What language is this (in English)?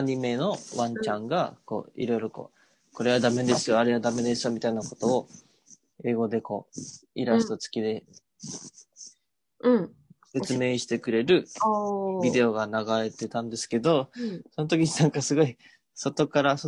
Japanese